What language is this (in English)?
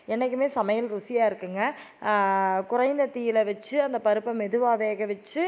Tamil